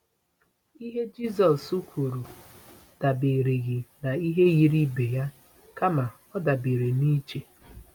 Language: Igbo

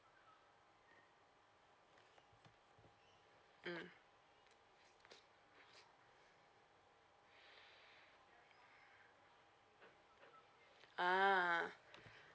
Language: English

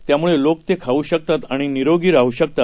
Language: Marathi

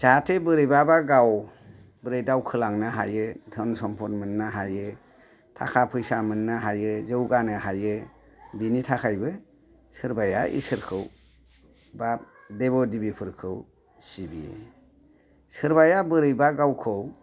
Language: Bodo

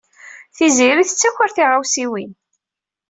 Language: Kabyle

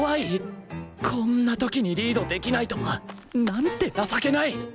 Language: Japanese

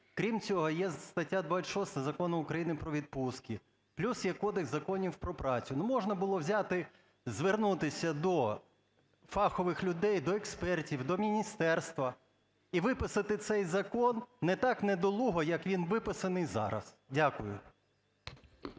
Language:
Ukrainian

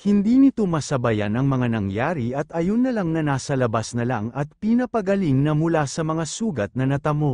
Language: Filipino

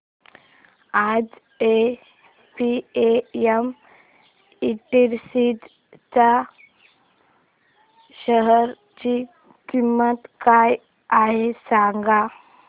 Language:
Marathi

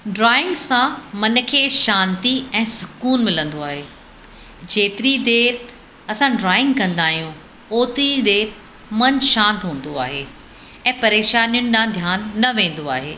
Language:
Sindhi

